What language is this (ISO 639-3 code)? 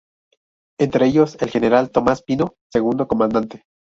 spa